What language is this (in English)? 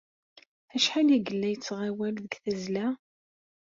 Kabyle